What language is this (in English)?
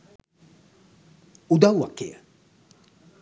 Sinhala